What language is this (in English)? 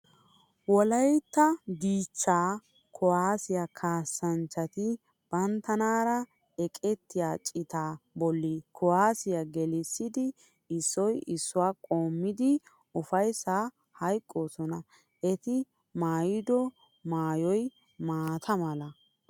Wolaytta